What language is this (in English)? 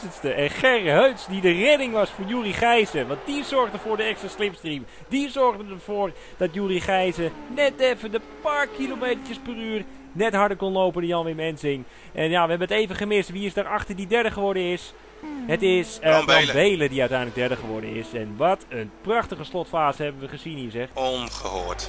Dutch